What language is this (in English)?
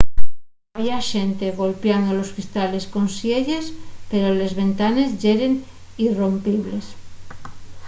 Asturian